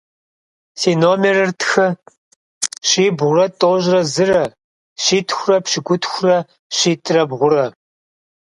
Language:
Kabardian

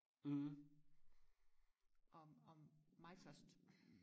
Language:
Danish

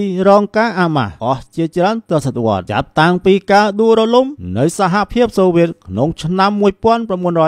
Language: Thai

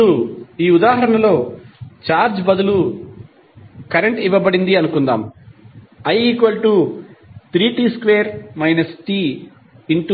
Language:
Telugu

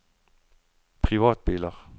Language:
Norwegian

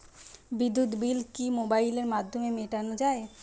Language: Bangla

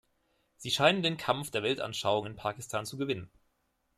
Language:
German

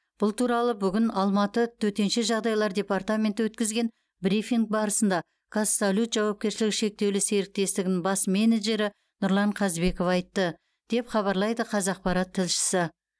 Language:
Kazakh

